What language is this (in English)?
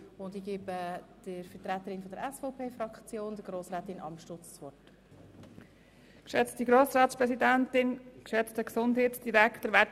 Swiss German